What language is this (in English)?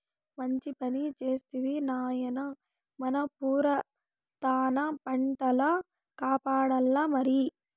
Telugu